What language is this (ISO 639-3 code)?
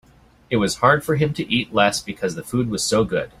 eng